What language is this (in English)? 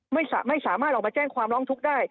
Thai